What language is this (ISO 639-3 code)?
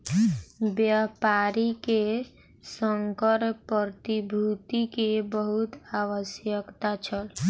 mai